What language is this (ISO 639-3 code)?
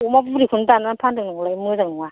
brx